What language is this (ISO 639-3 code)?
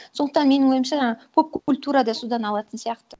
kaz